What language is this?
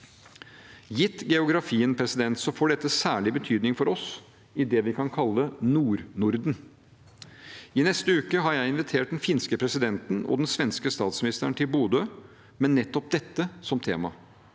Norwegian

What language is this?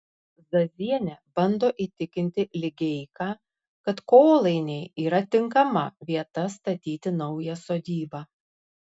Lithuanian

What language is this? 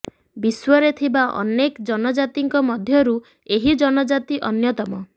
Odia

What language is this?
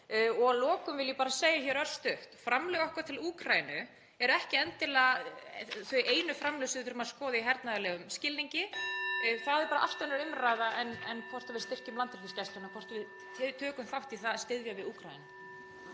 Icelandic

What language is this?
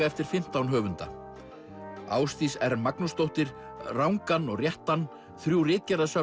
Icelandic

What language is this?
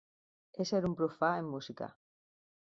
Catalan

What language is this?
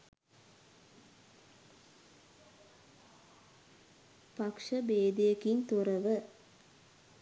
Sinhala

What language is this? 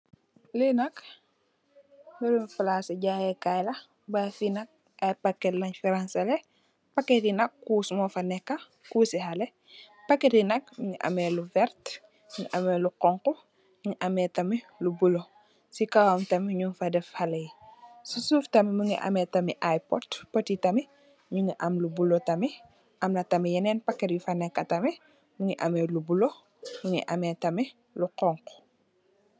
Wolof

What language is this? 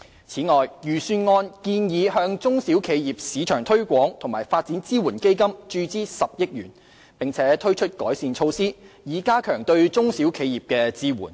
Cantonese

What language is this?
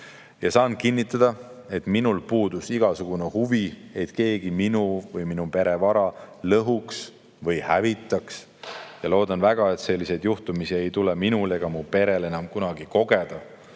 Estonian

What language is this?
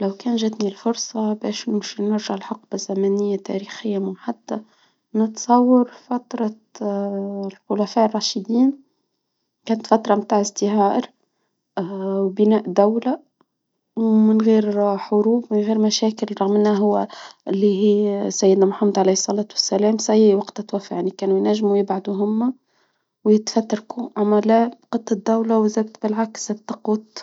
Tunisian Arabic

